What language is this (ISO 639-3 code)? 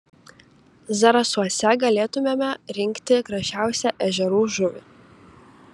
lit